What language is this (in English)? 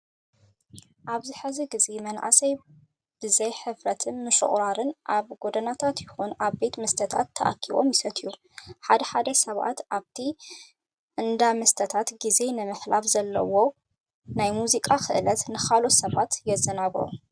Tigrinya